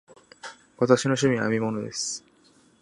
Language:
Japanese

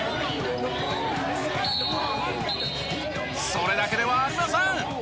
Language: Japanese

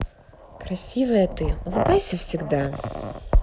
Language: Russian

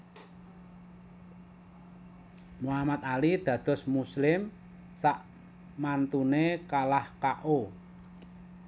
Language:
Javanese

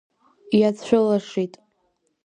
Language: Abkhazian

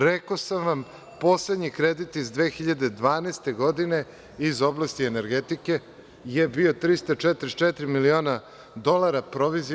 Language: Serbian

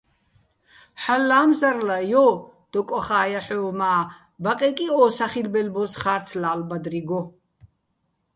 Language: Bats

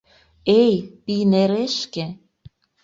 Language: Mari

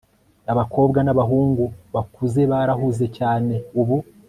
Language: Kinyarwanda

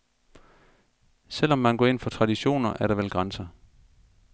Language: Danish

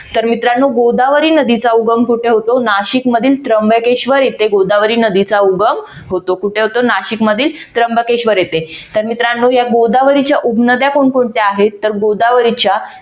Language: Marathi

